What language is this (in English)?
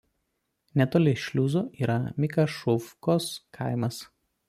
Lithuanian